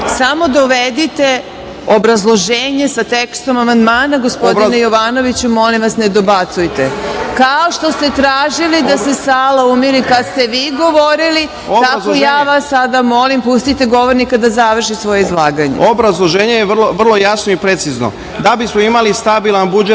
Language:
Serbian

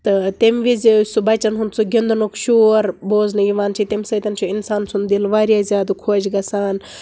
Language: Kashmiri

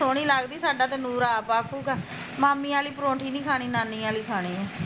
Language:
Punjabi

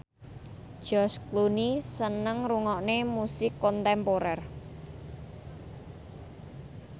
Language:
Javanese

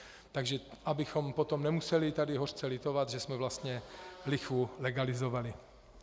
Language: Czech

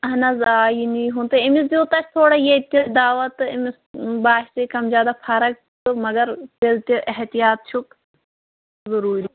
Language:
Kashmiri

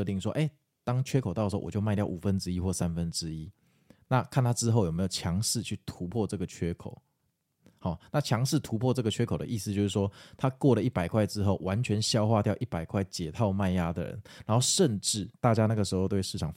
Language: Chinese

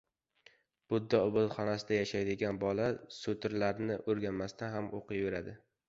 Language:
Uzbek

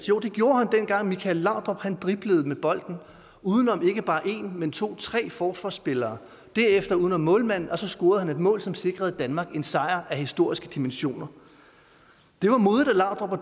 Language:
Danish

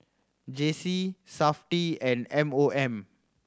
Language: English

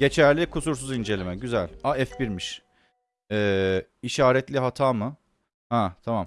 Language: Turkish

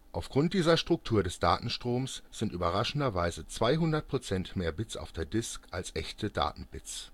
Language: German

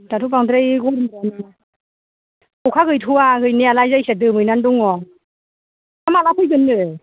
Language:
Bodo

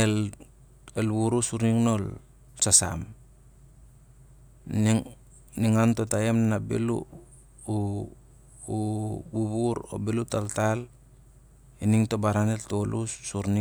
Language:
Siar-Lak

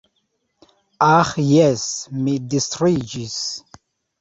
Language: Esperanto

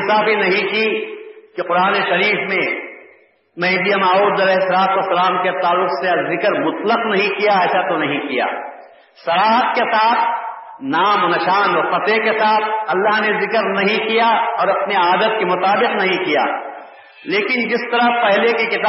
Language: Urdu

